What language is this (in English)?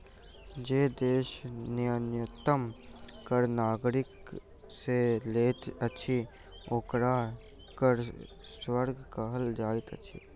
Maithili